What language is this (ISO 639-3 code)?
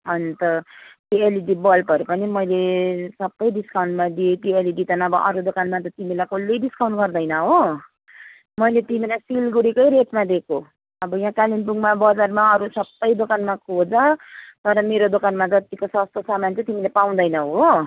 nep